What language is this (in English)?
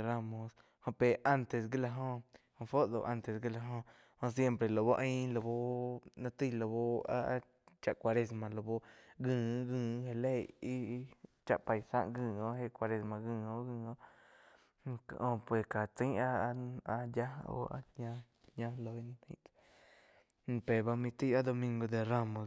Quiotepec Chinantec